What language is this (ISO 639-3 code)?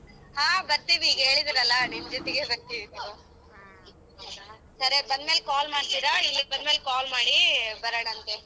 kan